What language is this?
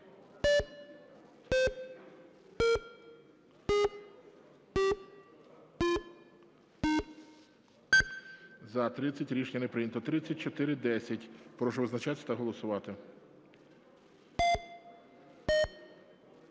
Ukrainian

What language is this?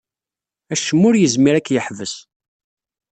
Kabyle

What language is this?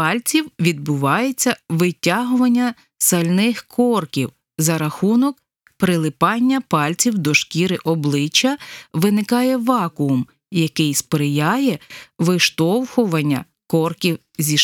Ukrainian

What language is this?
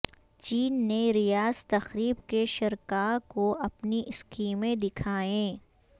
Urdu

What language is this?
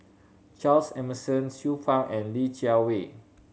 English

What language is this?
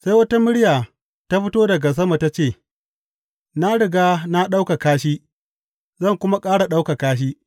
Hausa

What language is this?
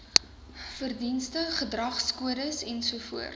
Afrikaans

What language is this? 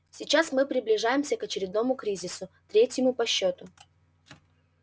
Russian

